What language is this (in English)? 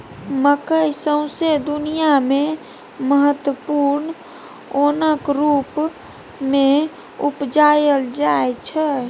Maithili